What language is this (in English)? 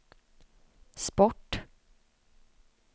Swedish